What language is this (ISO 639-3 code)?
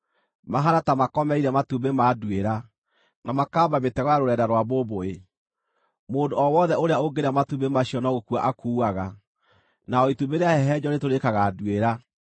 kik